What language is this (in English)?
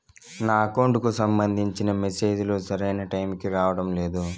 Telugu